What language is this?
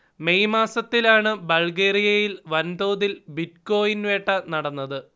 Malayalam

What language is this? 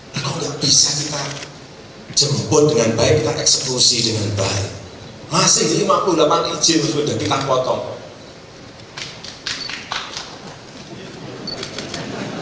Indonesian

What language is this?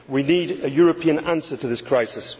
English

